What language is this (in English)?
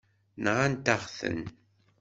Kabyle